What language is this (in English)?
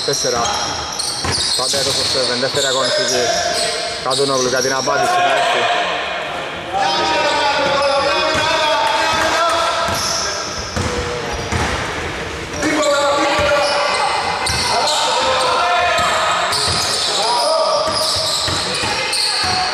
Greek